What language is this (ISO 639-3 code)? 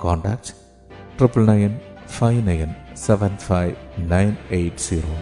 mal